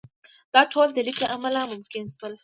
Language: Pashto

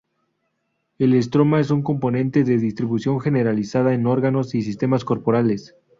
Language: Spanish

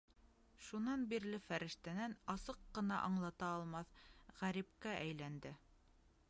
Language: Bashkir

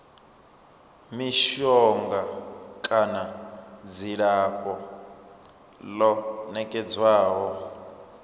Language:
Venda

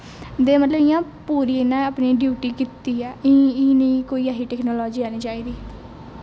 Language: Dogri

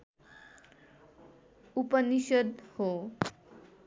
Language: Nepali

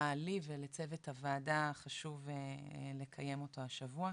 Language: Hebrew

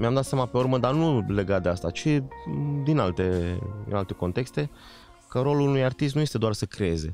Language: Romanian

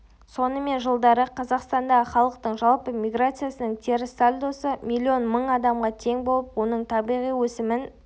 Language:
Kazakh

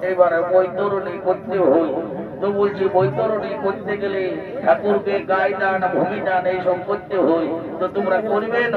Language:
Arabic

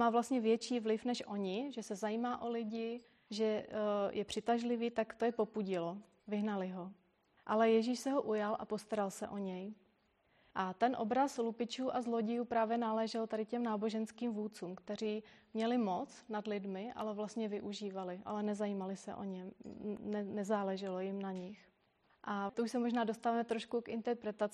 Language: Czech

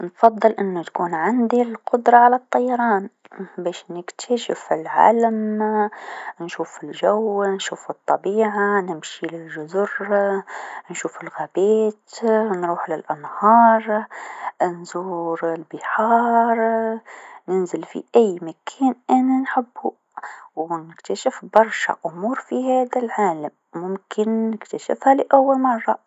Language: Tunisian Arabic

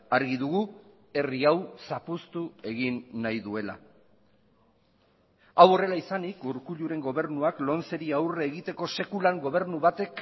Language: Basque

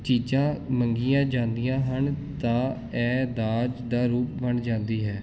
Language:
Punjabi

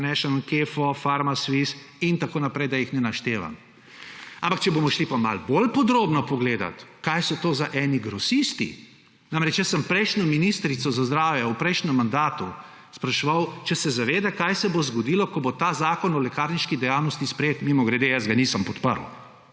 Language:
Slovenian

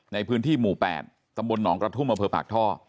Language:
Thai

